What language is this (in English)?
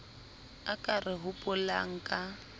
Southern Sotho